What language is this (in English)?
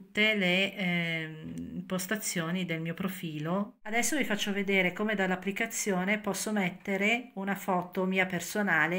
Italian